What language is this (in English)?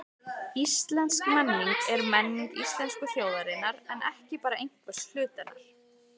Icelandic